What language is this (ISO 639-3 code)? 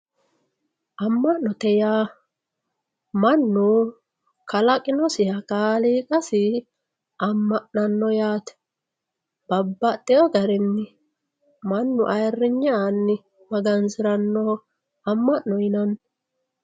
sid